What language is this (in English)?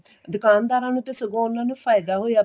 Punjabi